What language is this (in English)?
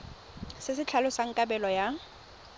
Tswana